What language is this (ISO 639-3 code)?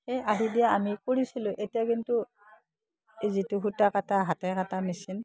asm